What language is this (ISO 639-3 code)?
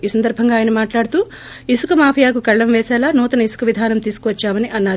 tel